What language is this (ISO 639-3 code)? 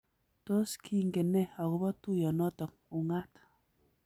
kln